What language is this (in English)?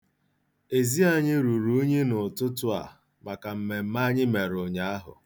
Igbo